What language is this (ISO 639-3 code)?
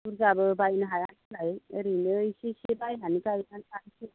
brx